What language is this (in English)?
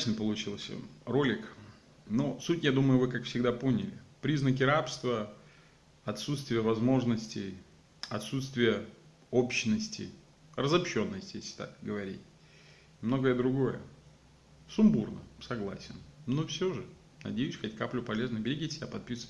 Russian